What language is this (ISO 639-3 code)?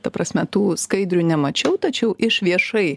lit